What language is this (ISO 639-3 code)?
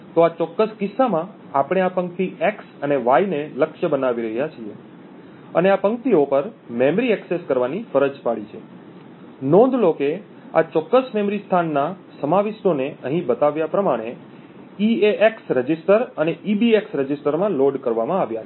guj